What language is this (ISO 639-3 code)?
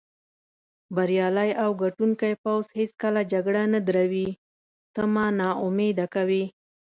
pus